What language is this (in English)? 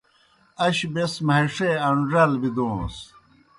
Kohistani Shina